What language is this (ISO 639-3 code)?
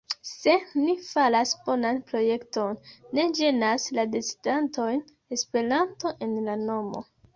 epo